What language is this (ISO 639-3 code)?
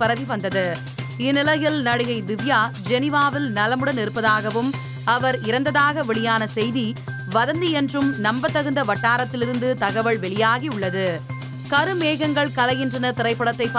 tam